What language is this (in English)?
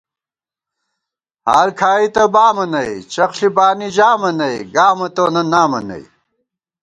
Gawar-Bati